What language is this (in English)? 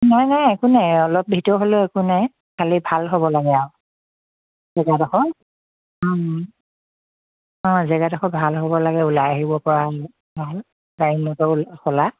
Assamese